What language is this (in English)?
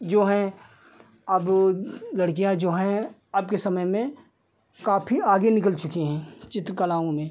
Hindi